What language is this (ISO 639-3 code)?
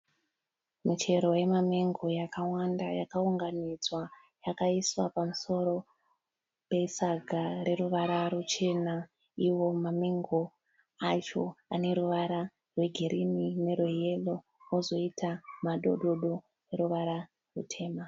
sna